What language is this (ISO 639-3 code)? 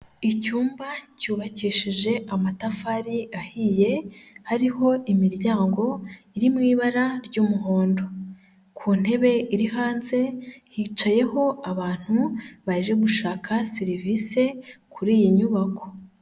kin